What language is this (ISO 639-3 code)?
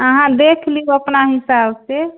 mai